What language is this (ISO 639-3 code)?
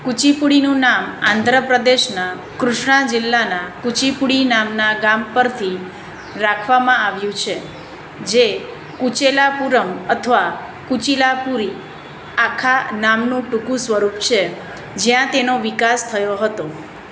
guj